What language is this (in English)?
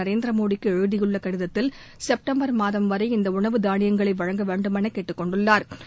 Tamil